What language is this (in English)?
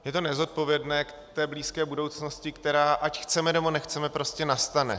Czech